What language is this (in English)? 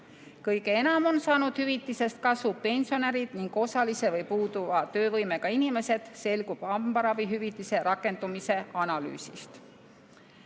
Estonian